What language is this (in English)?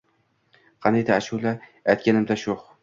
Uzbek